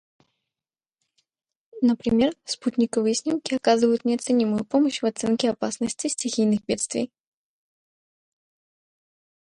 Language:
Russian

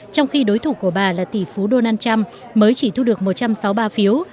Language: Vietnamese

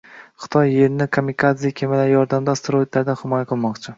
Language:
Uzbek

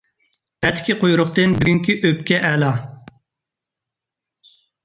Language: Uyghur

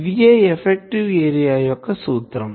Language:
Telugu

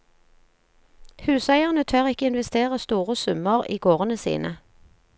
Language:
Norwegian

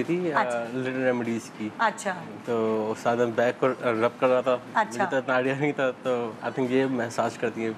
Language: Hindi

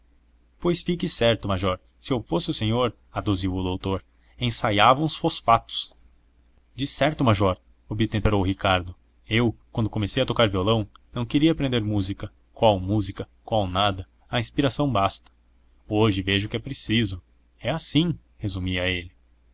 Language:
Portuguese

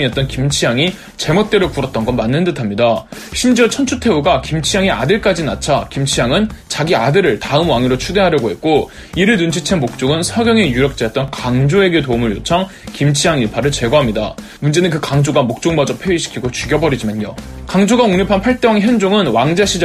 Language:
Korean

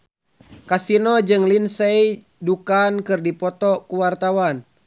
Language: Sundanese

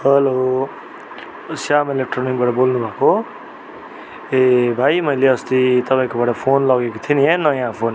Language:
Nepali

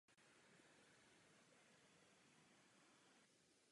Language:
Czech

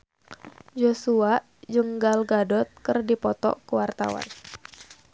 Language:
Sundanese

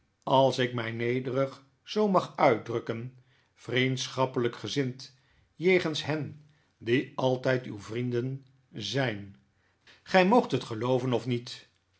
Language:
Dutch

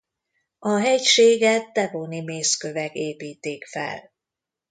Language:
Hungarian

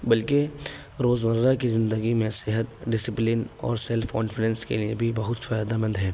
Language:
Urdu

